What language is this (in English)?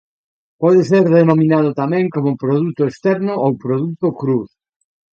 Galician